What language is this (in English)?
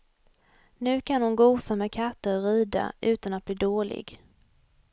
Swedish